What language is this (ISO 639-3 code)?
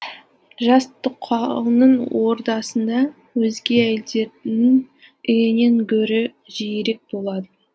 kaz